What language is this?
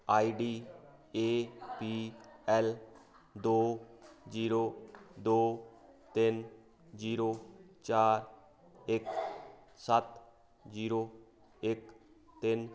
Punjabi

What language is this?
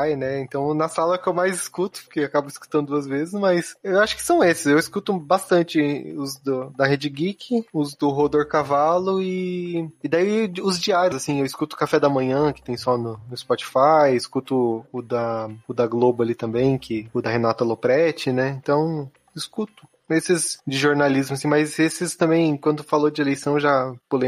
Portuguese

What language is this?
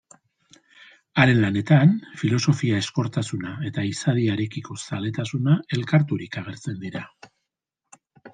Basque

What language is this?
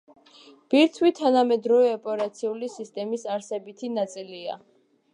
Georgian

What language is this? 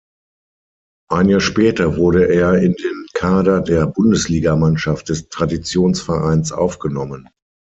German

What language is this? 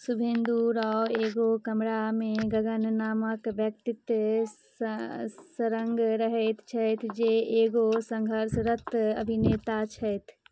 Maithili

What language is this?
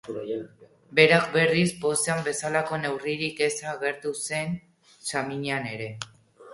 Basque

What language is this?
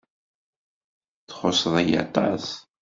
Kabyle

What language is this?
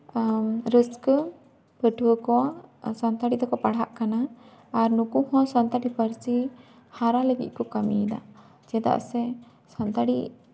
Santali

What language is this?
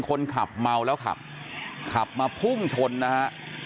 Thai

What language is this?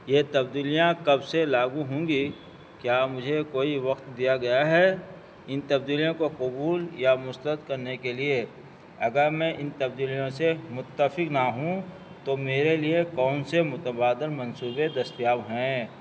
Urdu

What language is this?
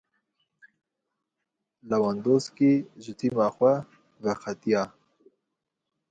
Kurdish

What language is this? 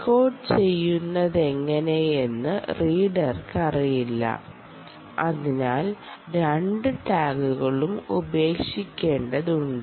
Malayalam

